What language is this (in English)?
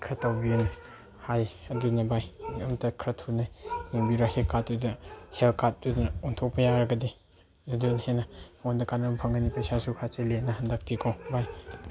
Manipuri